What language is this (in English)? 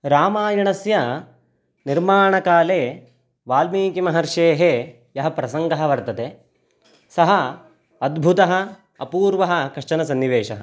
Sanskrit